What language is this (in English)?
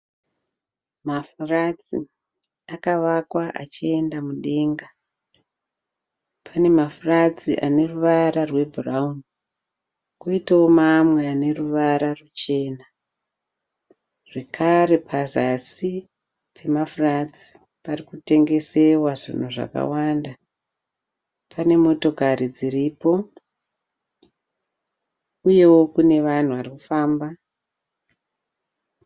Shona